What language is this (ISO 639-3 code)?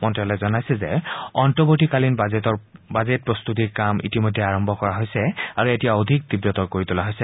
asm